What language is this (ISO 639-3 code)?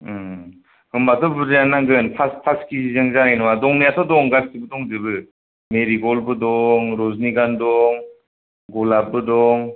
brx